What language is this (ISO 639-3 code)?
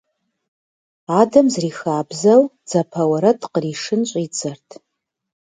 kbd